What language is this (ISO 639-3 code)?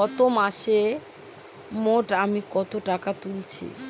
ben